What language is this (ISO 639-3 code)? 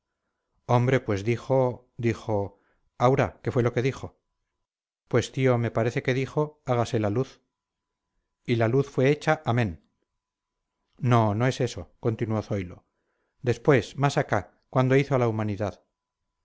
spa